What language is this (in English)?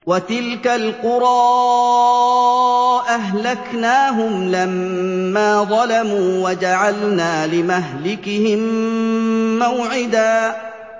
Arabic